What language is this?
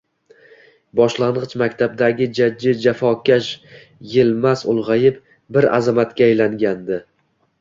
Uzbek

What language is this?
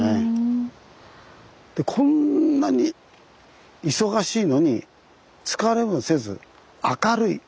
Japanese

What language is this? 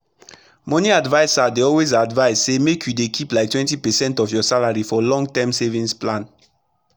Nigerian Pidgin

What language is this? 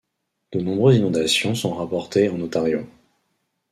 French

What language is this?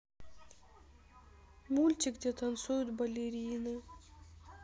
Russian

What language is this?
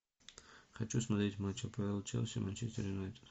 Russian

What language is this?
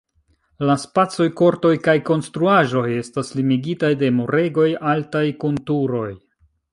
Esperanto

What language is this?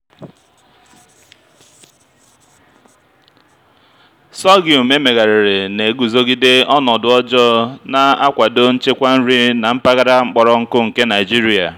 Igbo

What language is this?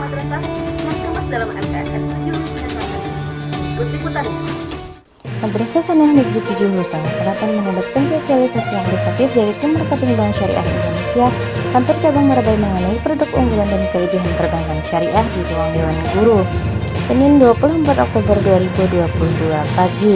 Indonesian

